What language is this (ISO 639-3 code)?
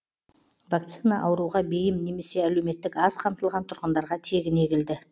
kaz